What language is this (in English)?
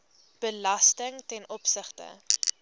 Afrikaans